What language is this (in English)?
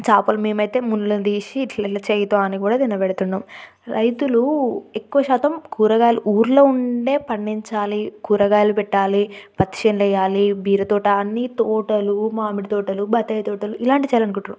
Telugu